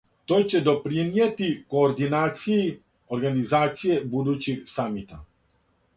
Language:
Serbian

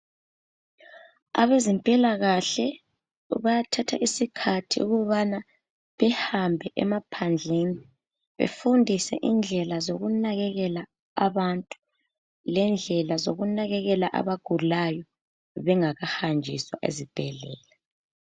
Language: North Ndebele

